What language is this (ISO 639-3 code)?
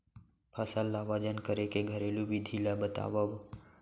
hne